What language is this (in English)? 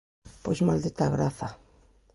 Galician